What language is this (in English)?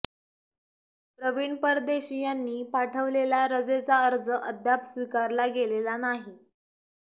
Marathi